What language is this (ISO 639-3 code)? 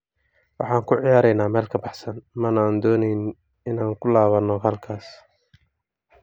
som